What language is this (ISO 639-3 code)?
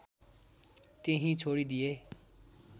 nep